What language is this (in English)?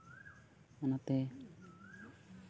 Santali